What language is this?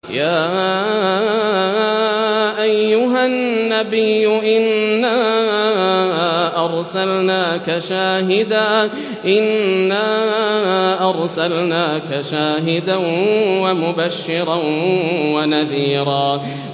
Arabic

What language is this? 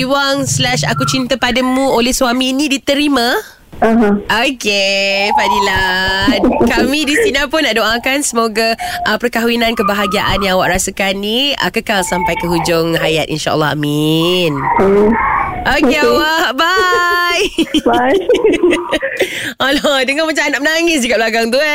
Malay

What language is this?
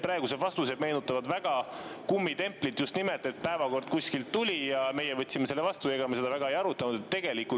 Estonian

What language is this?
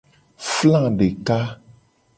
Gen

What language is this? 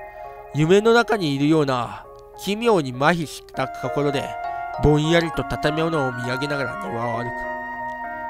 Japanese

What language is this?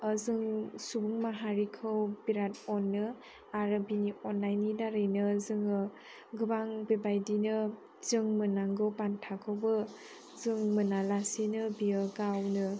Bodo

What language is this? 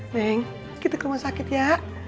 Indonesian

